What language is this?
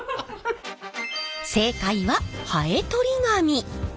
Japanese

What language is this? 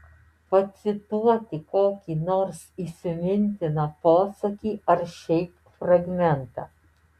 Lithuanian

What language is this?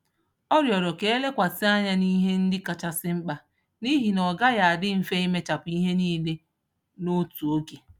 Igbo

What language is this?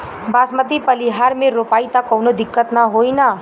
Bhojpuri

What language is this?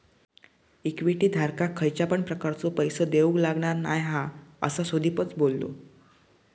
Marathi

